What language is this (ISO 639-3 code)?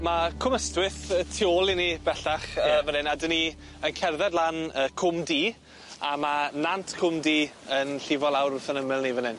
cym